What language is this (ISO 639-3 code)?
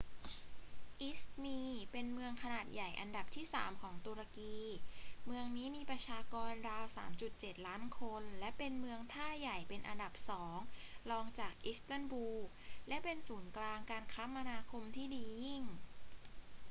tha